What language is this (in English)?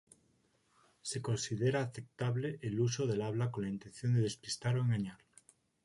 Spanish